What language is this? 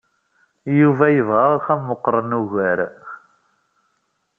Kabyle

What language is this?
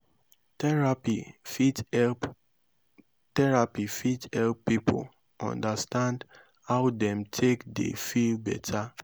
Nigerian Pidgin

